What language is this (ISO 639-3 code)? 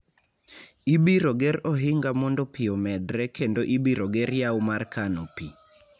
luo